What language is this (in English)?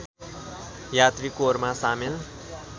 Nepali